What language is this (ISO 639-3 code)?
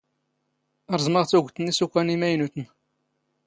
zgh